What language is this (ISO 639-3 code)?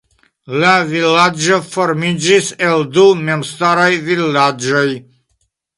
epo